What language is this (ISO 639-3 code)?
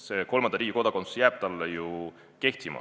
est